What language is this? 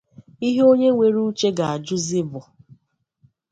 Igbo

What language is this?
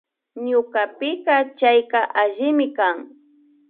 Imbabura Highland Quichua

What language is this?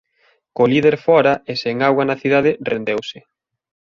Galician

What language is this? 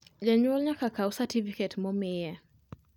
Luo (Kenya and Tanzania)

